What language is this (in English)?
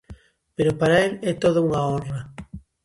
Galician